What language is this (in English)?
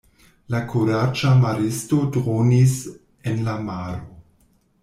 Esperanto